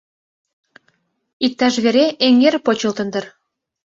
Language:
Mari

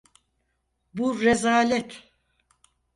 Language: Turkish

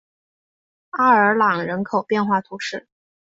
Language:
Chinese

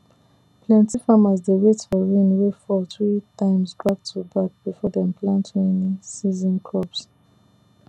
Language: Nigerian Pidgin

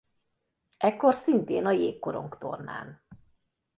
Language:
Hungarian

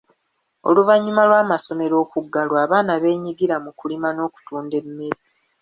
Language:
Ganda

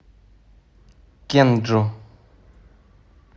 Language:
Russian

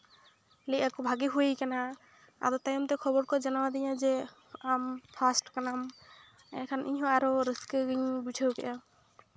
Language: Santali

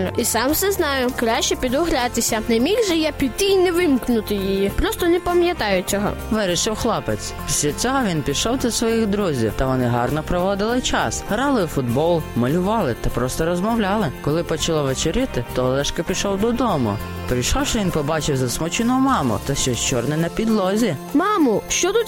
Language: Ukrainian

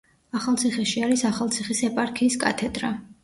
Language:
Georgian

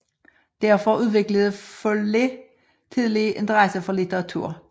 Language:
Danish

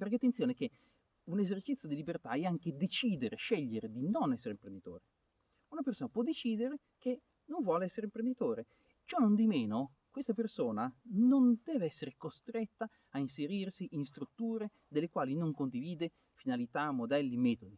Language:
Italian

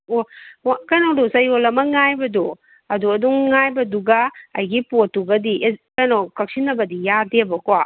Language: Manipuri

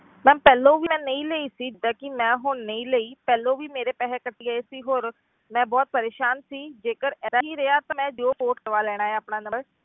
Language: Punjabi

